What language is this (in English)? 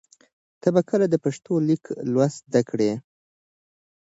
Pashto